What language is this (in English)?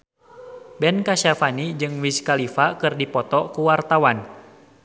Sundanese